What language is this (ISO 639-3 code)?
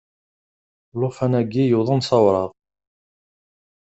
kab